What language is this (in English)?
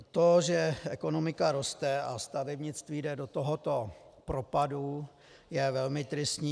Czech